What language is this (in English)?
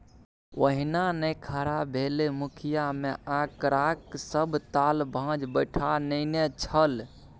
Maithili